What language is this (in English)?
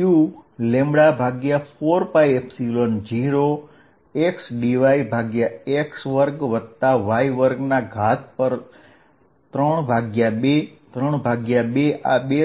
Gujarati